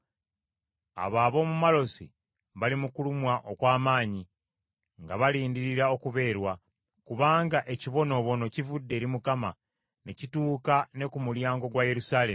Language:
Ganda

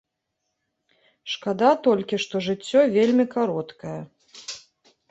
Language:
Belarusian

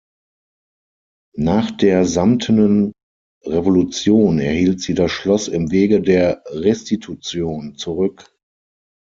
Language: German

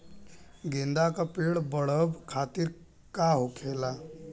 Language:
Bhojpuri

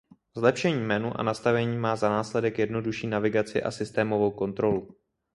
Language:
Czech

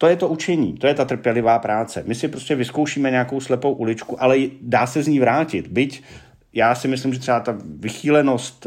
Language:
Czech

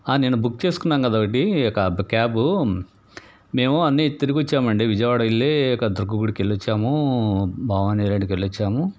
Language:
Telugu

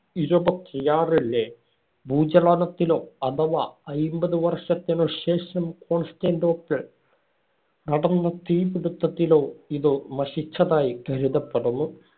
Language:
Malayalam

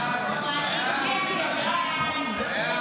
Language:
Hebrew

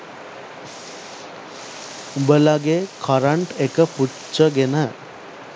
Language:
Sinhala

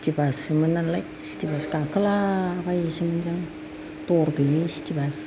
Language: Bodo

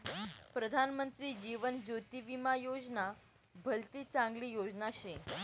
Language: Marathi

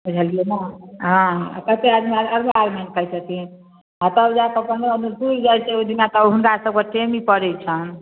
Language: Maithili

